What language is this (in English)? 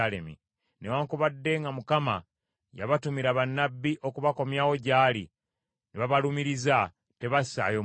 Ganda